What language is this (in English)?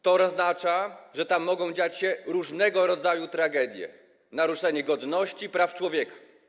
Polish